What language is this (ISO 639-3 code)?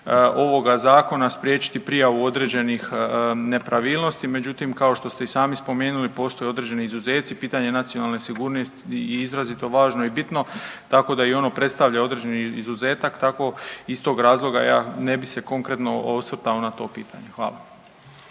hrv